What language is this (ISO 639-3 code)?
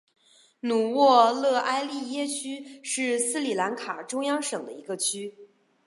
zho